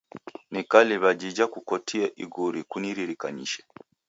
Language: Taita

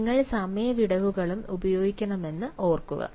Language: Malayalam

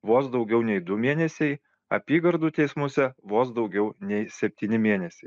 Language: Lithuanian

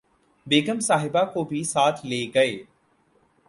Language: Urdu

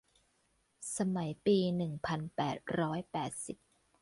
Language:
Thai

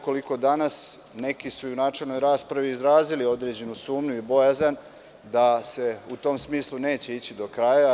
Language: Serbian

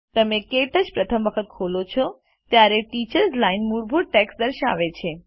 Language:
Gujarati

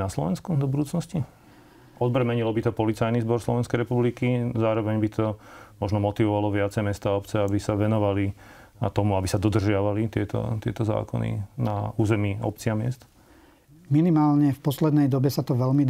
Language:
Slovak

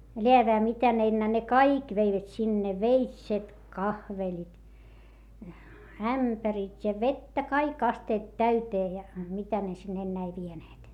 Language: Finnish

